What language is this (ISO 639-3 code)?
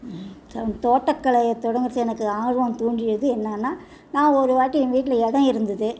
tam